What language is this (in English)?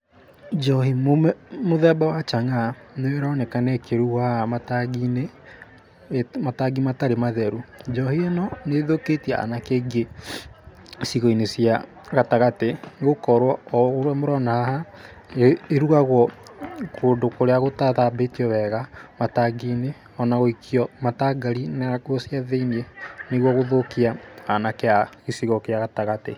Kikuyu